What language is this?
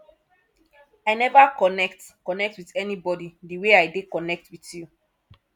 Nigerian Pidgin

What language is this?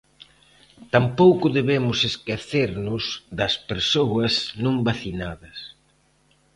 Galician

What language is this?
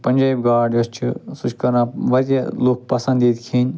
Kashmiri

